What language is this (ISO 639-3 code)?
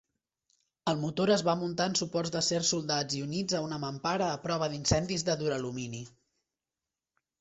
cat